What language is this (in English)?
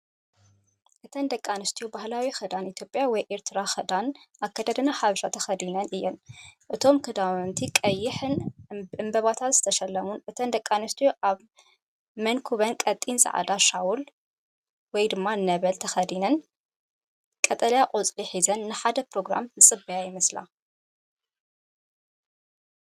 Tigrinya